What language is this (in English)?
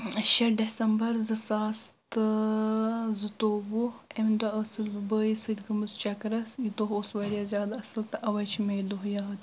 Kashmiri